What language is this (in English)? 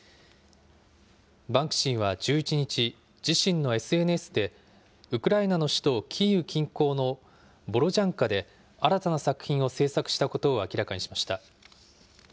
Japanese